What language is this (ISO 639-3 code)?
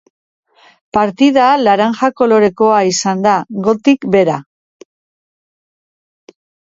eus